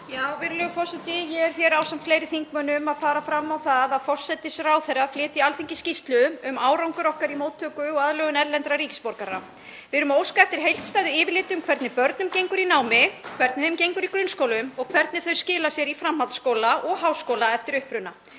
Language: Icelandic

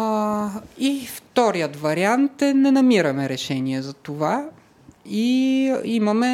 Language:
Bulgarian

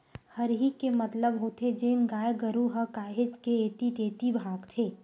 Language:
Chhattisgarhi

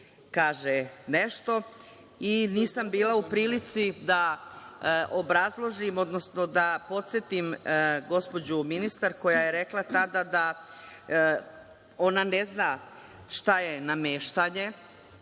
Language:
Serbian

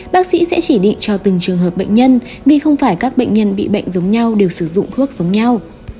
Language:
Vietnamese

